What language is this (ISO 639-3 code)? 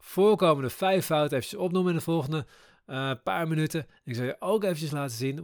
nld